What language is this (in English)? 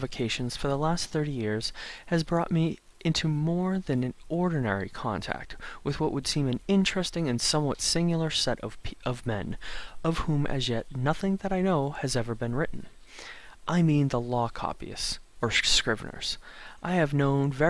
English